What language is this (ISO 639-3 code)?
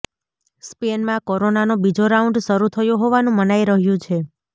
guj